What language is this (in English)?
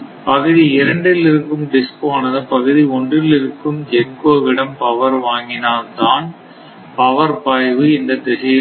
Tamil